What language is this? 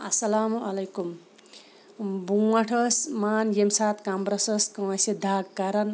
Kashmiri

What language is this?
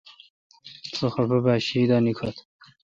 Kalkoti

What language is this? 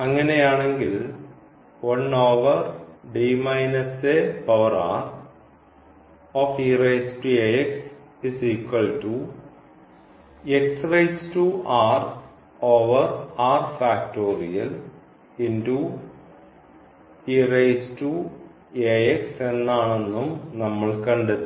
Malayalam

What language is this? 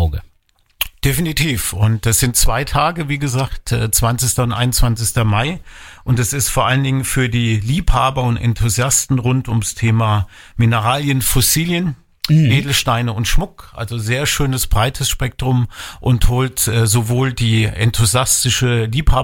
German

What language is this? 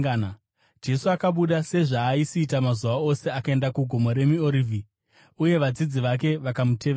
Shona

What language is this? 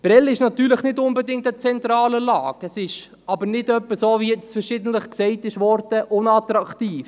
Swiss German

